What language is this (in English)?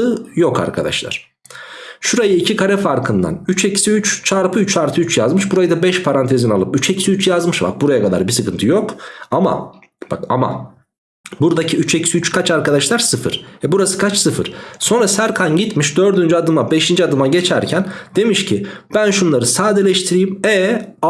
Turkish